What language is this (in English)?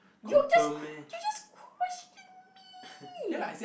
English